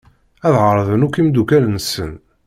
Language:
Kabyle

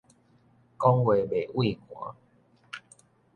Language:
Min Nan Chinese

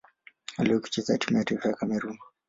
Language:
Swahili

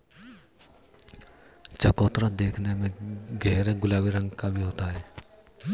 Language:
Hindi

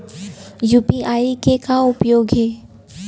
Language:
Chhattisgarhi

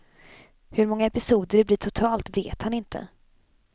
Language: Swedish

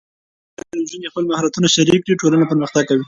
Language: Pashto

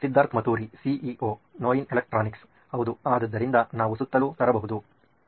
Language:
Kannada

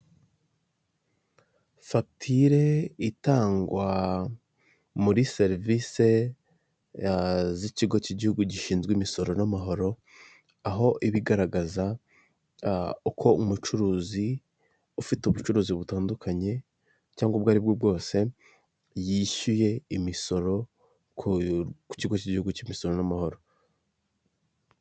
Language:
Kinyarwanda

